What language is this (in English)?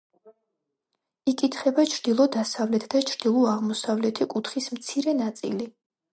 Georgian